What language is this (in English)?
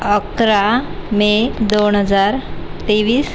Marathi